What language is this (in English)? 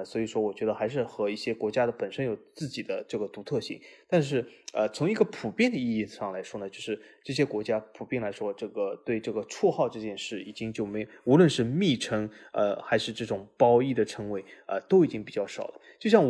Chinese